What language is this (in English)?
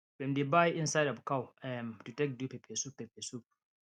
Nigerian Pidgin